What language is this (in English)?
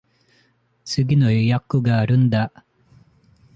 Japanese